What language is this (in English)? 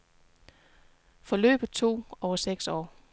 Danish